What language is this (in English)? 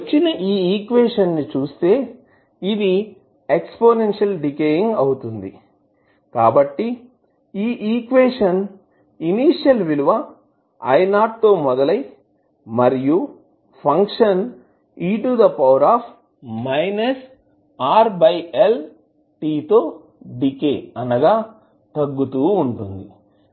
Telugu